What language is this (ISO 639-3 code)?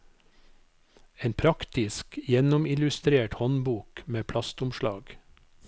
nor